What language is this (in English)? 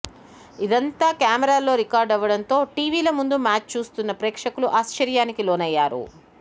Telugu